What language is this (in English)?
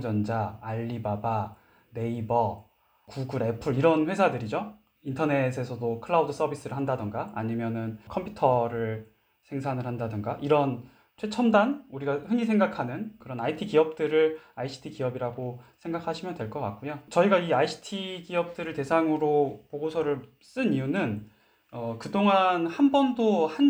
Korean